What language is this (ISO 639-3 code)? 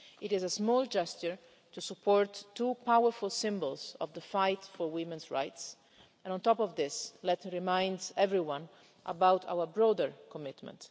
eng